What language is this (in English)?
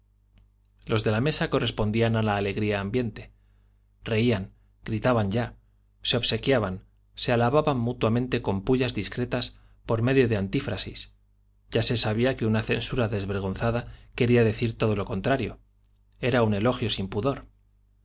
Spanish